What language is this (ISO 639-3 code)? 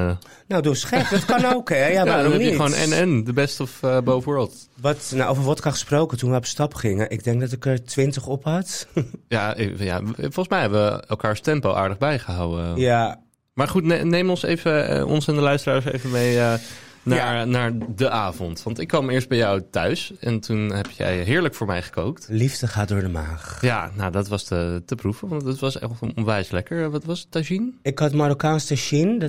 nld